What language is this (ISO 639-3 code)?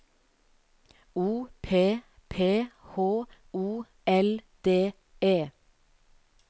nor